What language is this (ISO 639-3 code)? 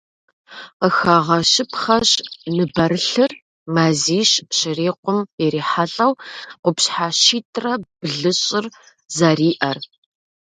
kbd